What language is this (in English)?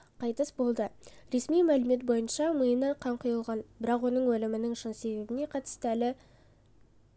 Kazakh